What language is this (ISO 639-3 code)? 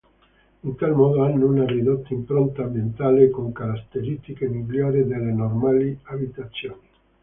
ita